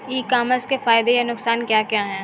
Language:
Hindi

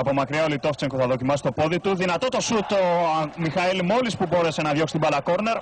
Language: Greek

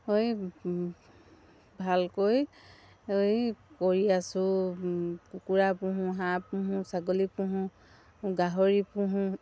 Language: Assamese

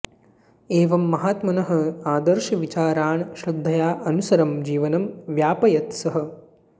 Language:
Sanskrit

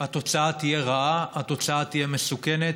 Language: Hebrew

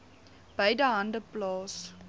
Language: Afrikaans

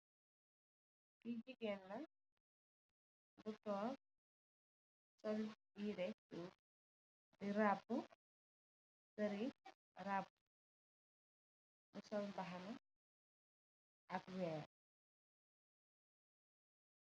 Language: Wolof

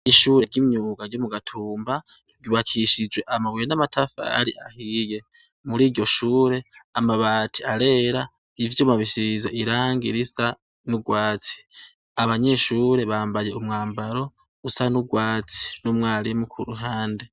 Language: Rundi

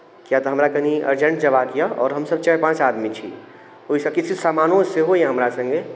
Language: Maithili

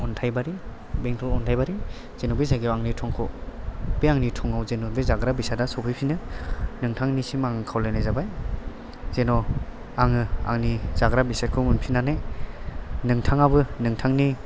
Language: Bodo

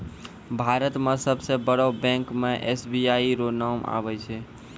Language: Maithili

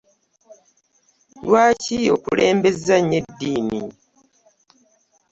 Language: Ganda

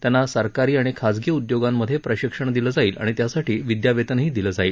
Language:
Marathi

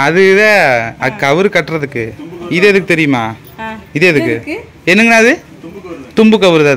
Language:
Thai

